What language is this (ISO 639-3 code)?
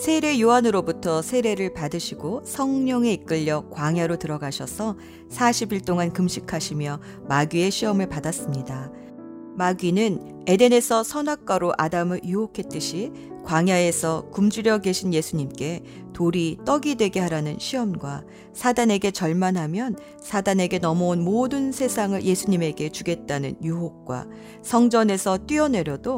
kor